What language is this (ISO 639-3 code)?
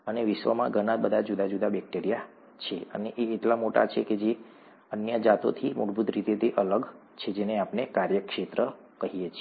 guj